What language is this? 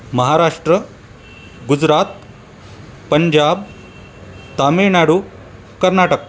Marathi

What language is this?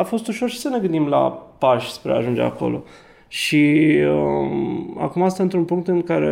Romanian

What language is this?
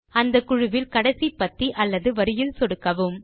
Tamil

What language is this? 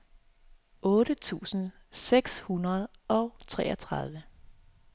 Danish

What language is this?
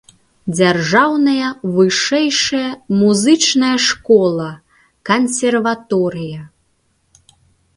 Belarusian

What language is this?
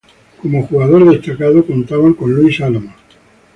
Spanish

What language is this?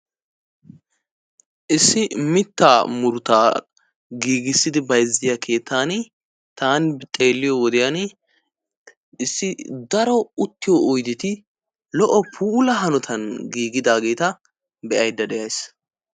Wolaytta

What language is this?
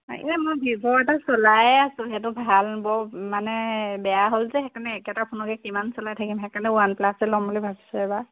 Assamese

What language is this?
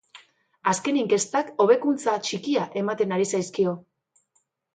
Basque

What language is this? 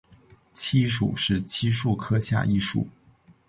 Chinese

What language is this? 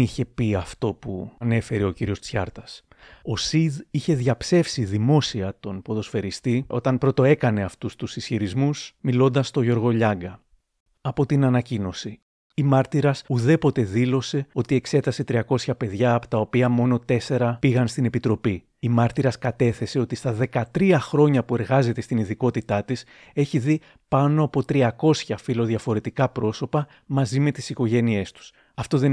Greek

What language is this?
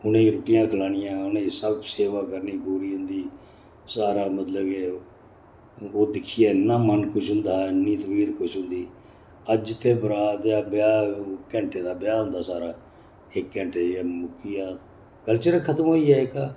Dogri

